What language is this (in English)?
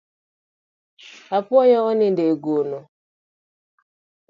Luo (Kenya and Tanzania)